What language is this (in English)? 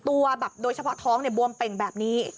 Thai